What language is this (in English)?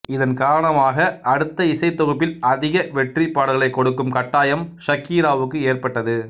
Tamil